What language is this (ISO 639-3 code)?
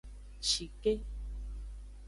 ajg